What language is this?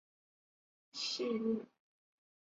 Chinese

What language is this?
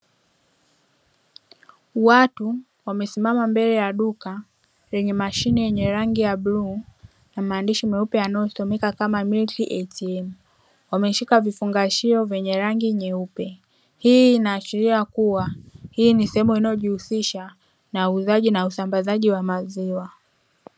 Swahili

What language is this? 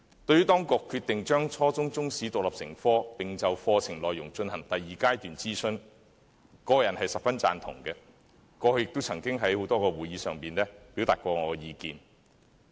Cantonese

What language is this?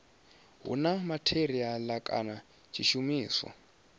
Venda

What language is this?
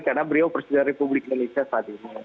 Indonesian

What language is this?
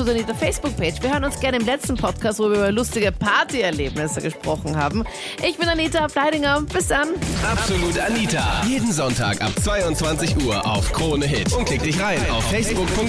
German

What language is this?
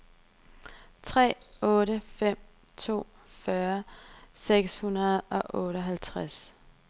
Danish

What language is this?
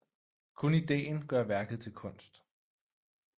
Danish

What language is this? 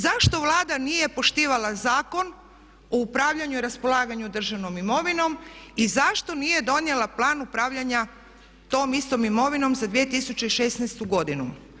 Croatian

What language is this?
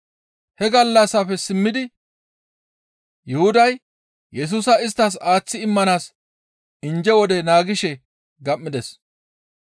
Gamo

